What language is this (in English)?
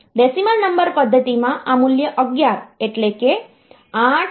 Gujarati